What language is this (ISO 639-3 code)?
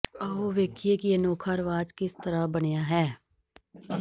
pan